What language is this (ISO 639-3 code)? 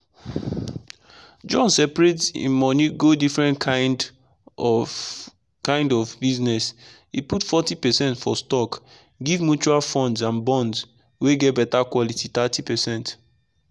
pcm